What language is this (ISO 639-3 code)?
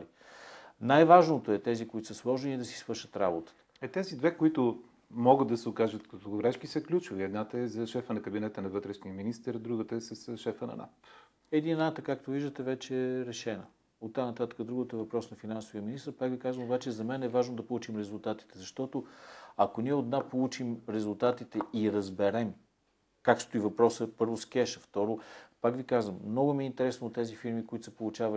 bul